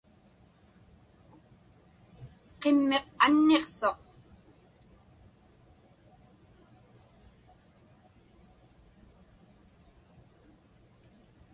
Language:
Inupiaq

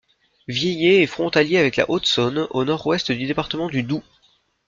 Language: French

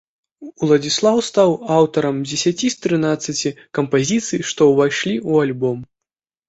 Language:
Belarusian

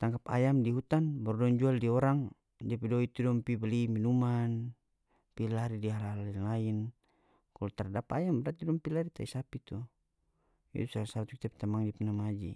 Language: North Moluccan Malay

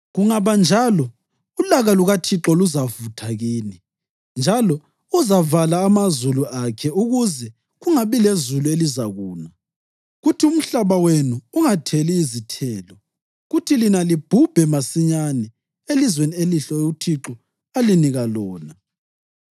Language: North Ndebele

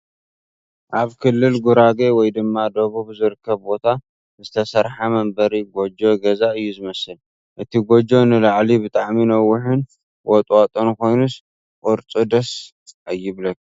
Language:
Tigrinya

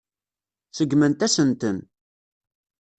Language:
Kabyle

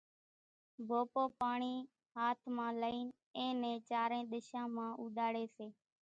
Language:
Kachi Koli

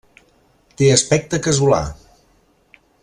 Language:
Catalan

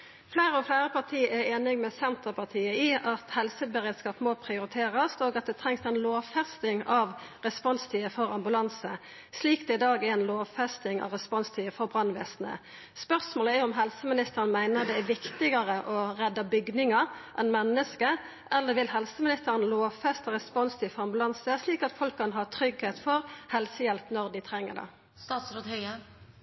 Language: Norwegian Nynorsk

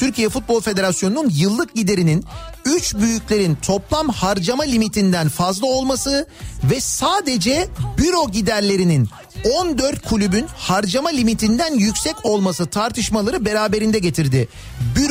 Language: Turkish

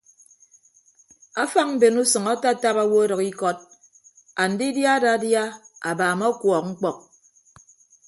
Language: Ibibio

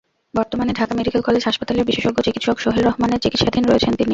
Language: Bangla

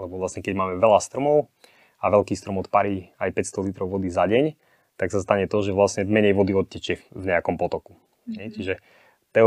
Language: Slovak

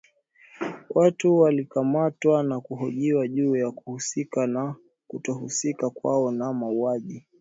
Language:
Swahili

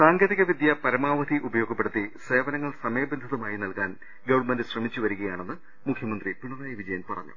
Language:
Malayalam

